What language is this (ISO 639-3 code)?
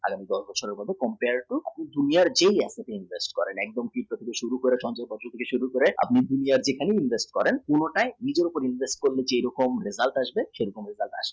ben